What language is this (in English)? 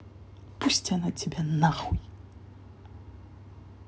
Russian